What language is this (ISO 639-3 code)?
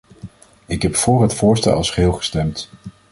nld